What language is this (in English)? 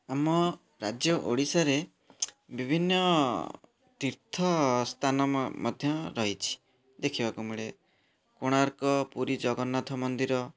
Odia